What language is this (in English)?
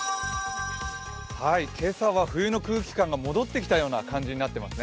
Japanese